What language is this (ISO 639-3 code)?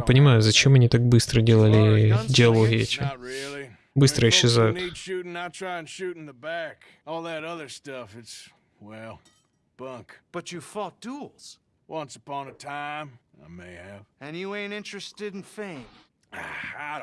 rus